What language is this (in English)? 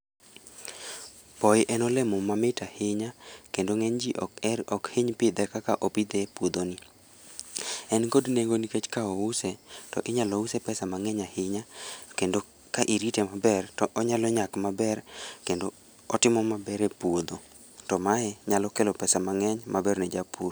Luo (Kenya and Tanzania)